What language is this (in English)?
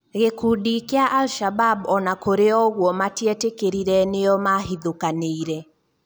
Kikuyu